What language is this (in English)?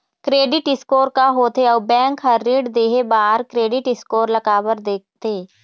Chhattisgarhi